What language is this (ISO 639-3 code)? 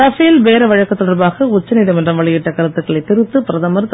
tam